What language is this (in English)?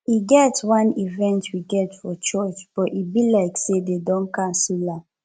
Nigerian Pidgin